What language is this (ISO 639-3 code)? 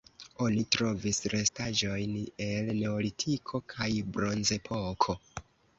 epo